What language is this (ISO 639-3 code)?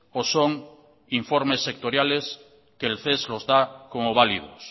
spa